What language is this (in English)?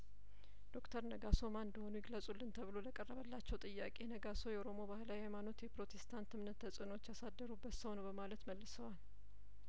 Amharic